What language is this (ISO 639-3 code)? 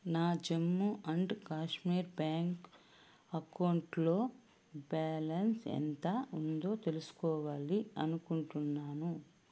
tel